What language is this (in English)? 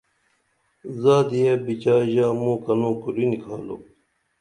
Dameli